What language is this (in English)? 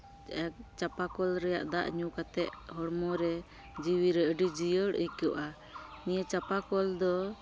Santali